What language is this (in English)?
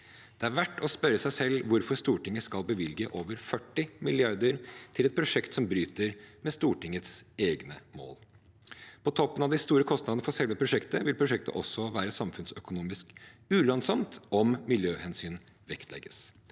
Norwegian